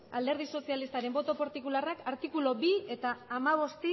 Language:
Basque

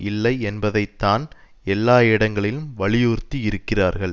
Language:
Tamil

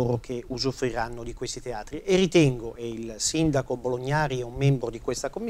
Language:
Italian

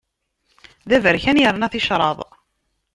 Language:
Kabyle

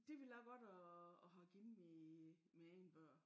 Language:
Danish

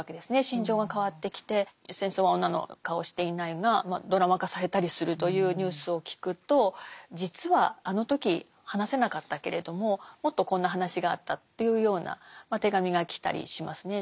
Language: Japanese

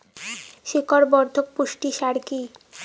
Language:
Bangla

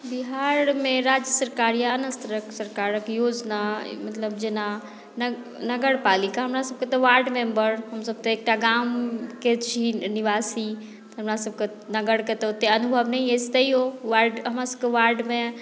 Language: Maithili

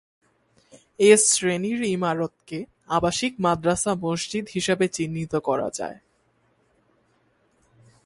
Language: Bangla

